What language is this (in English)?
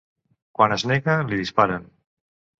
Catalan